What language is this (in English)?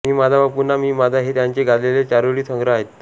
Marathi